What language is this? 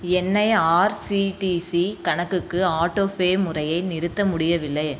Tamil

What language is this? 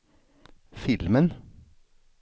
Swedish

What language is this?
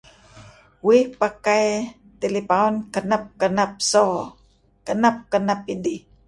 Kelabit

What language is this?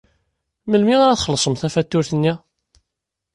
Kabyle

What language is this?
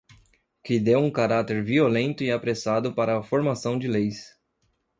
Portuguese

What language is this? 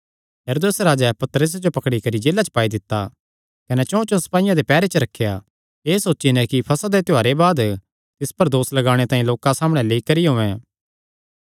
Kangri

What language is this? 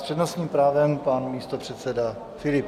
Czech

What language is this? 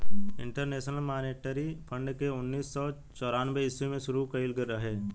Bhojpuri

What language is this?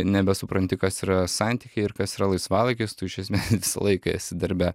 Lithuanian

